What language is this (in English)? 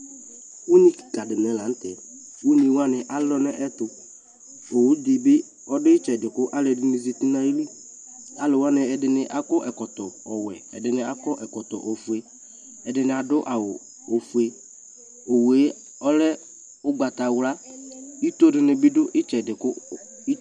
Ikposo